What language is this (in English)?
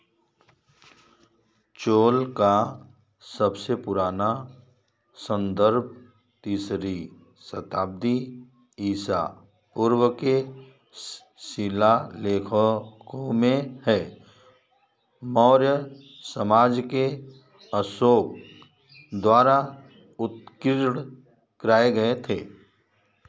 Hindi